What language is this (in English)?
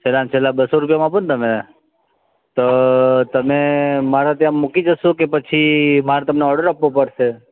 Gujarati